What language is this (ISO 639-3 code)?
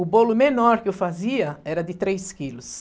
por